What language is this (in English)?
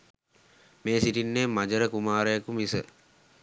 Sinhala